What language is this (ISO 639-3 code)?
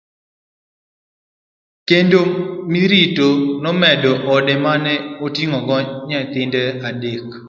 luo